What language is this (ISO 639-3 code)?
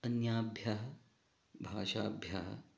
san